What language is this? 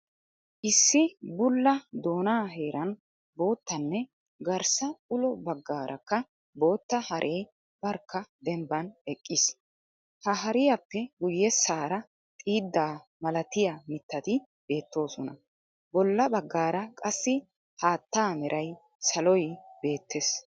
Wolaytta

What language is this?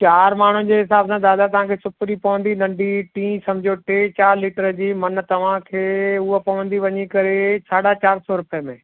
Sindhi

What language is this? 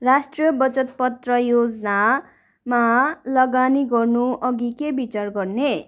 Nepali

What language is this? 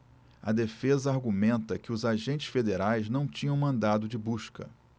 Portuguese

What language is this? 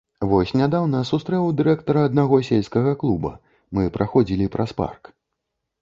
Belarusian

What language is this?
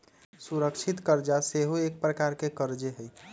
Magahi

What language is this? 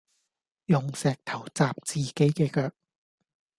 Cantonese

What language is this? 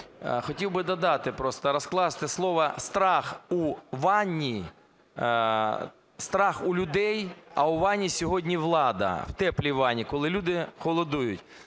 Ukrainian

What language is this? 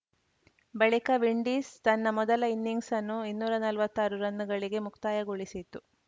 Kannada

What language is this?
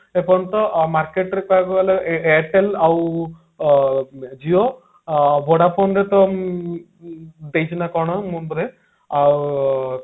Odia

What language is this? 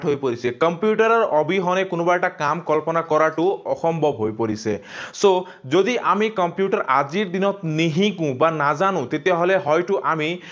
Assamese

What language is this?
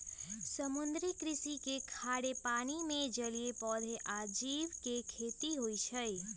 Magahi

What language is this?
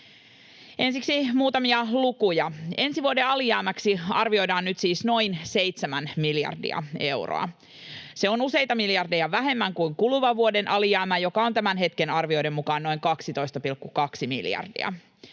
Finnish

